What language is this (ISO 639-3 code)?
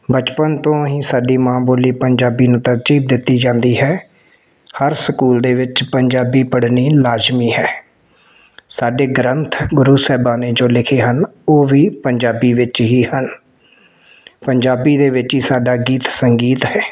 pan